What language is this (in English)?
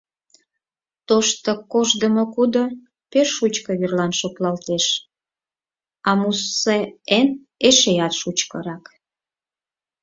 Mari